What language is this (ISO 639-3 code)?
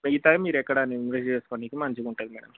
tel